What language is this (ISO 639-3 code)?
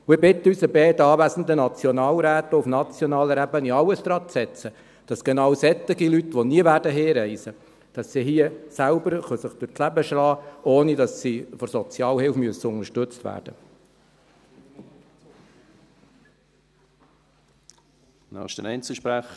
gsw